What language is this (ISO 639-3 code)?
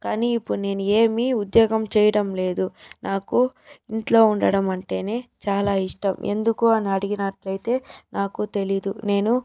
tel